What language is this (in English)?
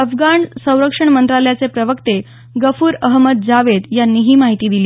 Marathi